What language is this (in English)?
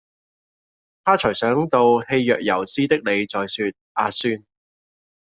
Cantonese